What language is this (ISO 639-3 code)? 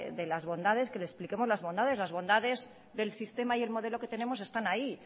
spa